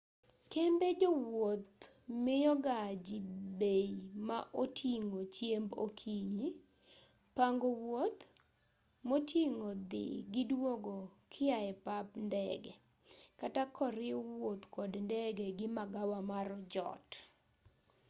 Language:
Luo (Kenya and Tanzania)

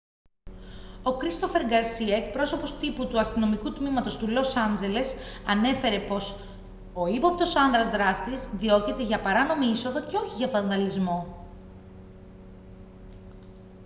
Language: Greek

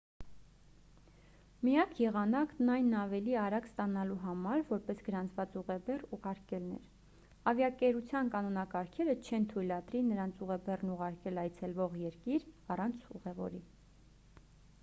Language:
Armenian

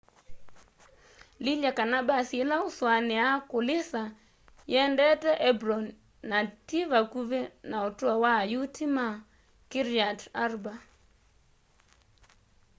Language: Kamba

